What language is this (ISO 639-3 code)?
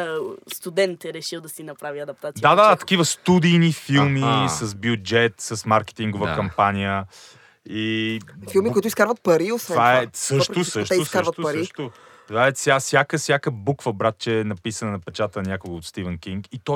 bul